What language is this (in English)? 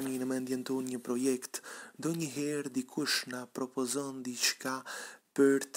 Polish